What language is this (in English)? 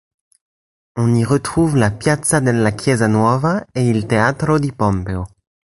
French